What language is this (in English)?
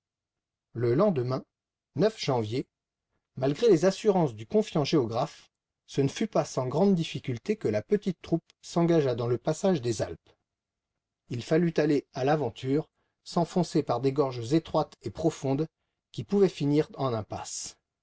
French